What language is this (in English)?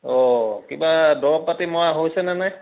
Assamese